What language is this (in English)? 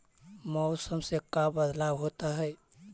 Magahi